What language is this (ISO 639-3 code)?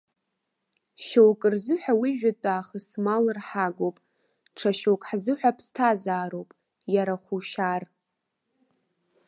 abk